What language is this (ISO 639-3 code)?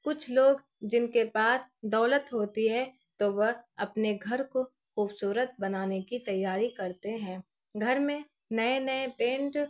urd